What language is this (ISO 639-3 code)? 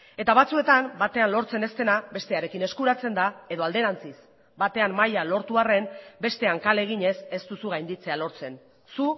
eus